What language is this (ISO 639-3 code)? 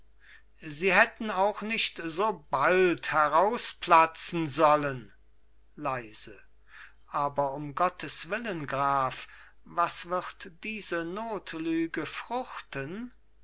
deu